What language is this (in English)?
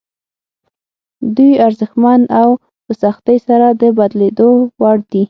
Pashto